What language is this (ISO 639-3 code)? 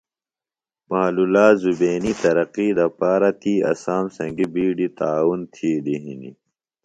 phl